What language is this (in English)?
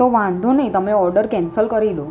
Gujarati